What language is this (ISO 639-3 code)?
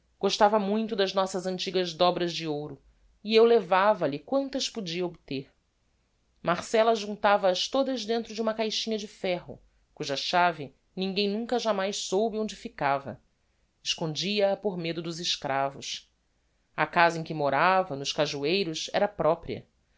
por